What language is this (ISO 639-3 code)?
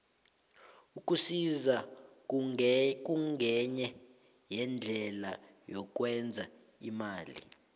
nbl